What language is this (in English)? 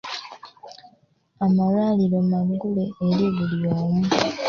Ganda